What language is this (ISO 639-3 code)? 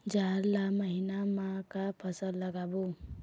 hne